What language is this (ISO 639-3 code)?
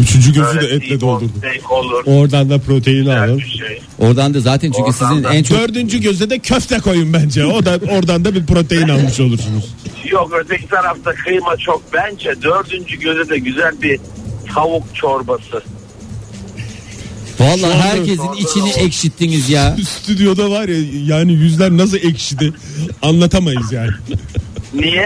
tur